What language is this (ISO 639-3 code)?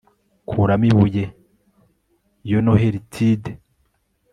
kin